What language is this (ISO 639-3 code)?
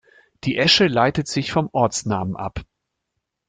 deu